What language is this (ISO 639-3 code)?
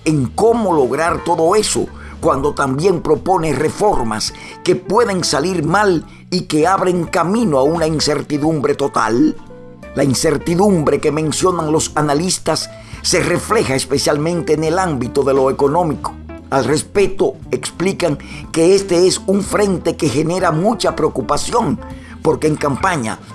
spa